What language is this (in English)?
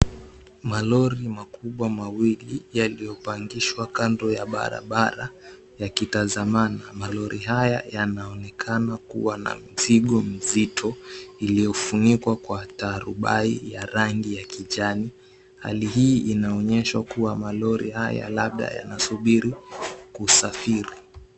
Swahili